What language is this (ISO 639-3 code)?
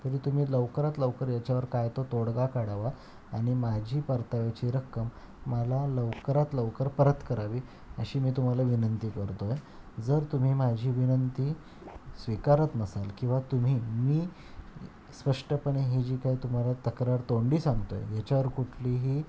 mar